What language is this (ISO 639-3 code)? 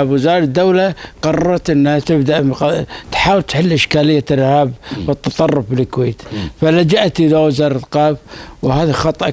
ara